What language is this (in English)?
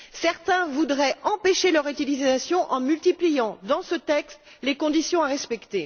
French